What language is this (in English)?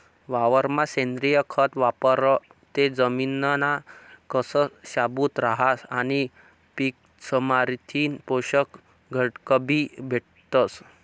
Marathi